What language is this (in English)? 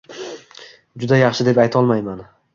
Uzbek